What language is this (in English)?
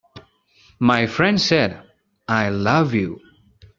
English